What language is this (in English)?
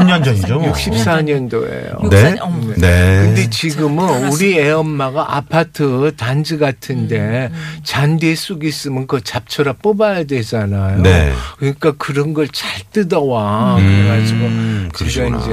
Korean